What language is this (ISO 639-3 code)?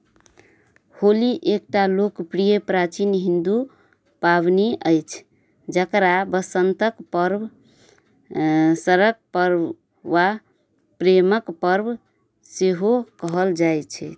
mai